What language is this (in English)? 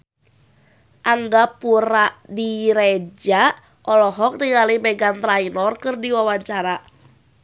Sundanese